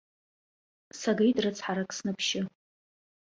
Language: Abkhazian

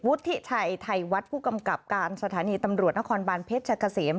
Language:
Thai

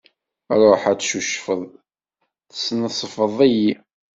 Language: Kabyle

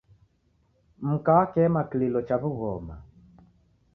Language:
Taita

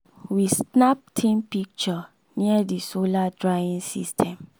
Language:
Nigerian Pidgin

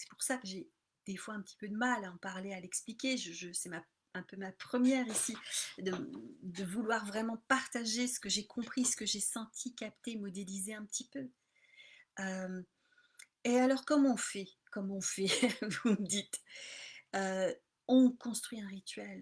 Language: French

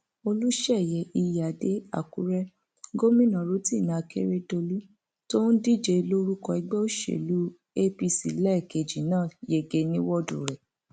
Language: Yoruba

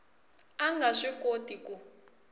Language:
Tsonga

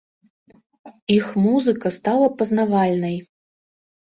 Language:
Belarusian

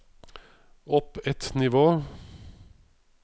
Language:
Norwegian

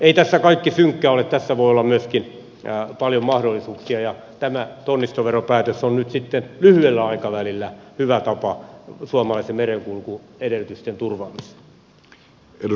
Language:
Finnish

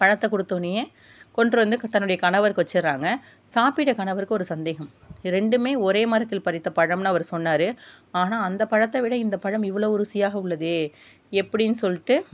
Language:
Tamil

